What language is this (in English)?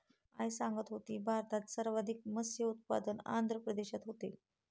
Marathi